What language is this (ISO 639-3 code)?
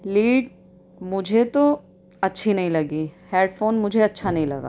urd